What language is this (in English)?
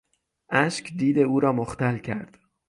Persian